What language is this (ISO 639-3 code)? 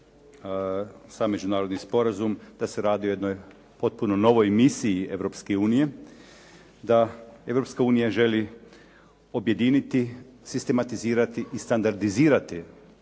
hrv